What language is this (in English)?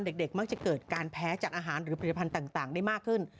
Thai